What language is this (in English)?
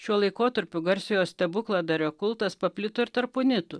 Lithuanian